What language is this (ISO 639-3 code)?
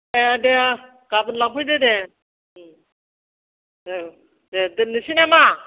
brx